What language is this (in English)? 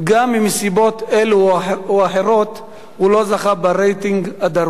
Hebrew